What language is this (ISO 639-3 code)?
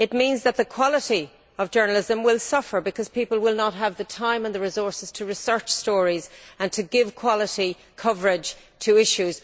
eng